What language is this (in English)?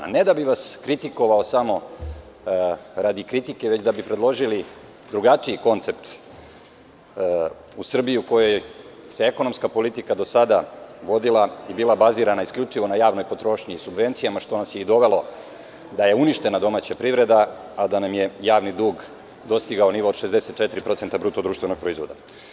Serbian